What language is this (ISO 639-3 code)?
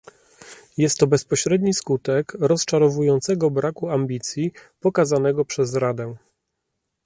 pol